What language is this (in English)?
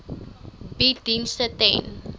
Afrikaans